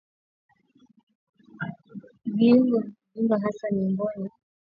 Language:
Swahili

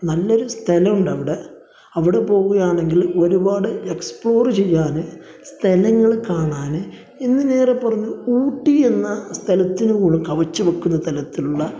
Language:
Malayalam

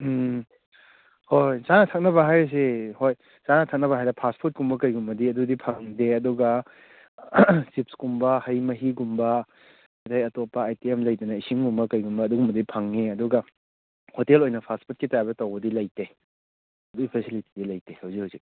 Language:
Manipuri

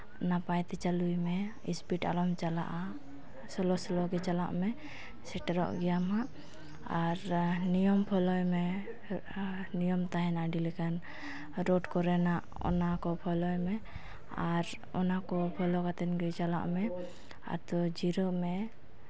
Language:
Santali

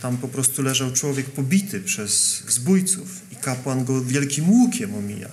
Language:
Polish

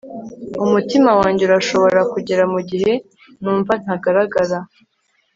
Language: Kinyarwanda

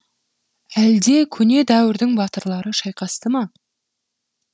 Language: Kazakh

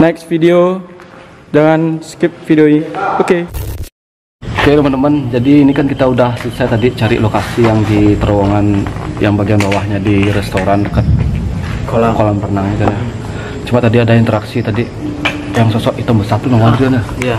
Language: Indonesian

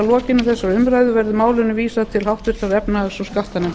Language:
Icelandic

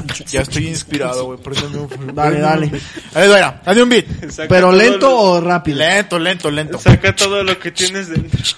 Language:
Spanish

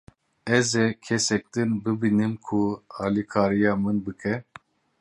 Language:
Kurdish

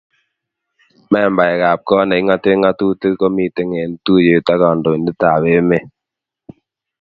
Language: Kalenjin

